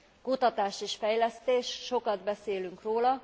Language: Hungarian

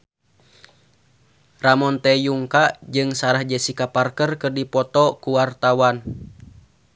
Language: Sundanese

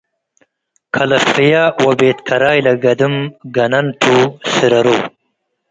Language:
Tigre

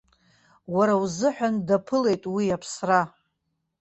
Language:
Abkhazian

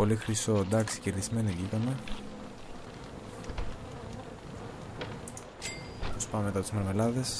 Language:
Greek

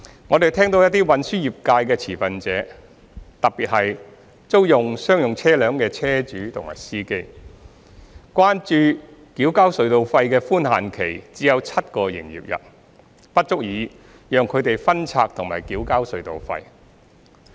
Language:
Cantonese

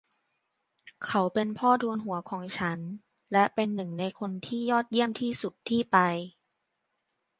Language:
Thai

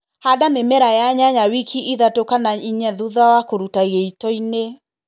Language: Kikuyu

